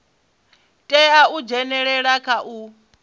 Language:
Venda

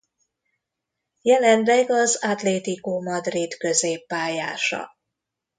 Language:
Hungarian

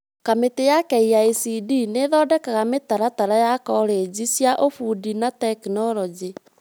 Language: Kikuyu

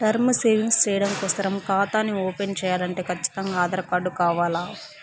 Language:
Telugu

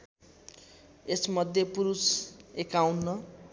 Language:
Nepali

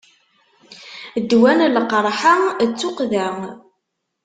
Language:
Kabyle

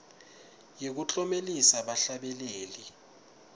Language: Swati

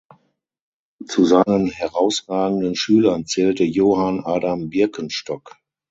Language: German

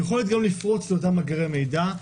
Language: Hebrew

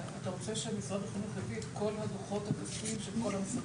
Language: Hebrew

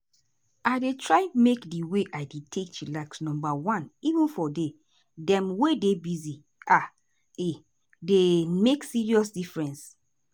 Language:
Nigerian Pidgin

